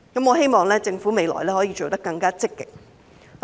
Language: Cantonese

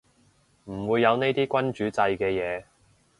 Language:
Cantonese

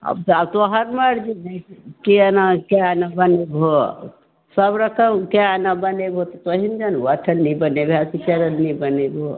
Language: Maithili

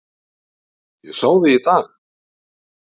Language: Icelandic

